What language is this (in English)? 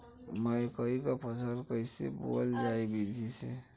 Bhojpuri